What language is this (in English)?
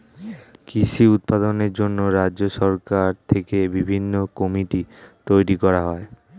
Bangla